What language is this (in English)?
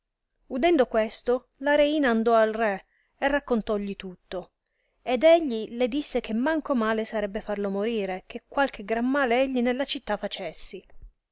Italian